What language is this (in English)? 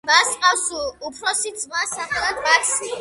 Georgian